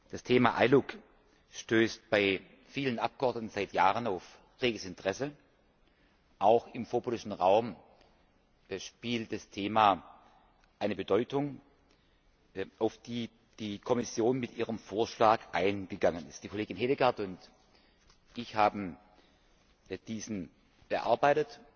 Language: German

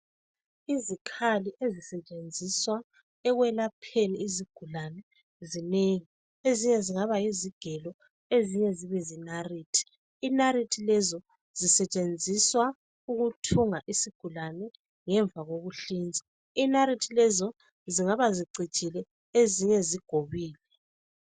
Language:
North Ndebele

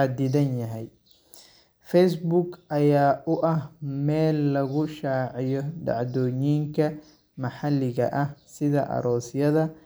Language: Somali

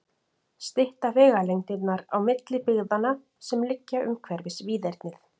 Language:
Icelandic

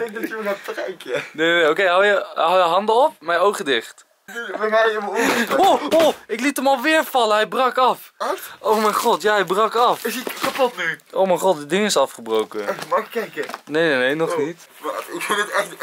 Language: Dutch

